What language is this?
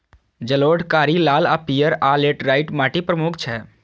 Maithili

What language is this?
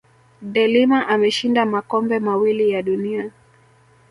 Swahili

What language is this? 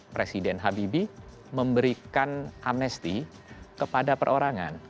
Indonesian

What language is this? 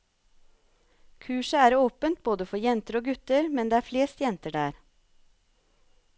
Norwegian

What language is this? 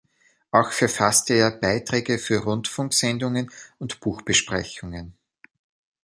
German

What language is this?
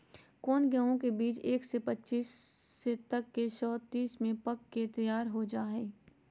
Magahi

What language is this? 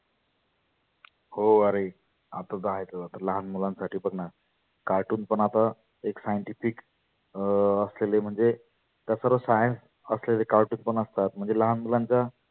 Marathi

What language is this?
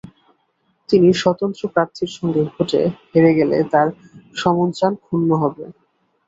Bangla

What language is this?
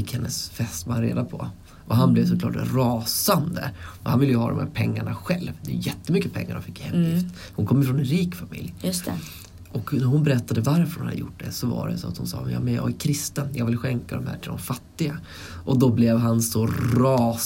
Swedish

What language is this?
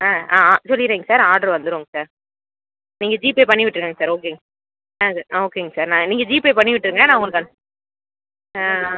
Tamil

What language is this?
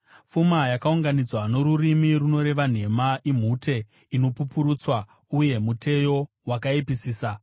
Shona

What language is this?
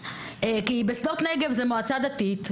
Hebrew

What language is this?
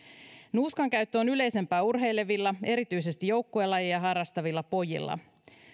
Finnish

